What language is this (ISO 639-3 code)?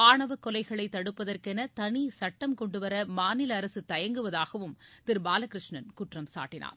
tam